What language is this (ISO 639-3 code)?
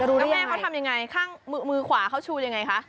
tha